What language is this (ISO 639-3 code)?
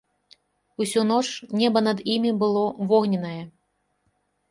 bel